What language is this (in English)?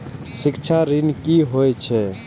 Maithili